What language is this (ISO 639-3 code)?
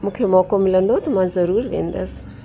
snd